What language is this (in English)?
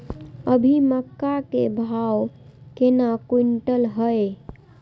Maithili